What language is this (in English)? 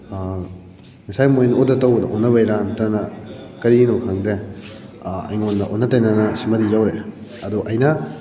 Manipuri